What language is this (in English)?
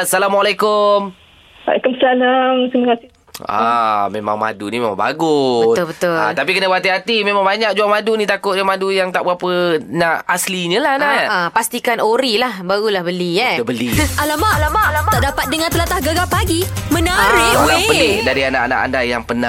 Malay